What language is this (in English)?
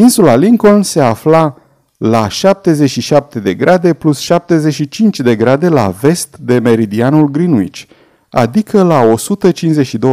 Romanian